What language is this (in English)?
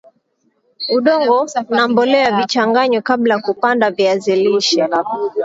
Swahili